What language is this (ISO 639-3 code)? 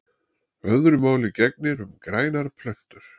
isl